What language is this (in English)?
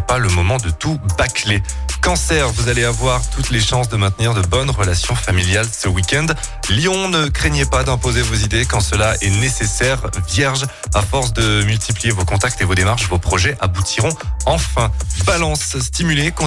French